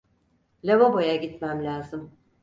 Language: Turkish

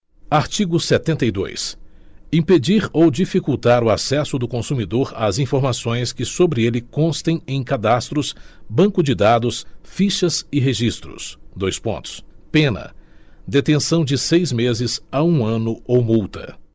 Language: Portuguese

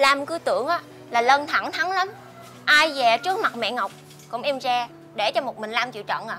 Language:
Vietnamese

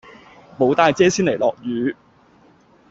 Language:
Cantonese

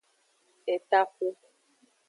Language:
Aja (Benin)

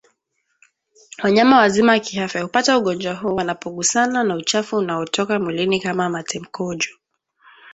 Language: Swahili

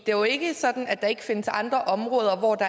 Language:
Danish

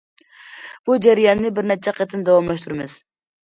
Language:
Uyghur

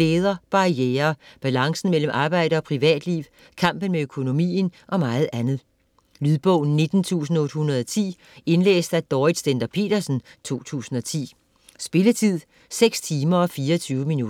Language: Danish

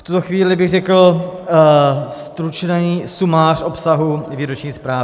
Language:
Czech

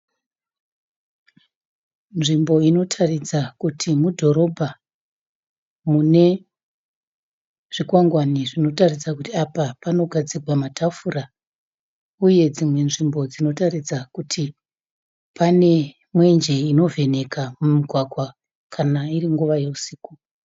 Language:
Shona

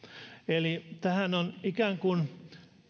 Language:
Finnish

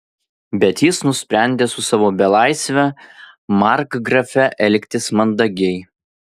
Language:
Lithuanian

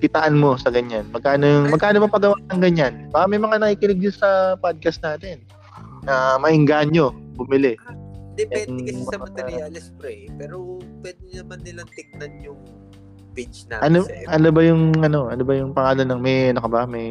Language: Filipino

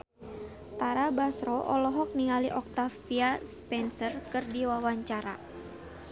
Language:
Sundanese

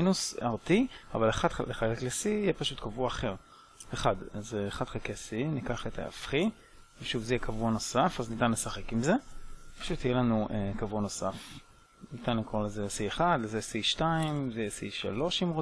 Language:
Hebrew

